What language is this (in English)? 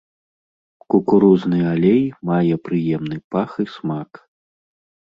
Belarusian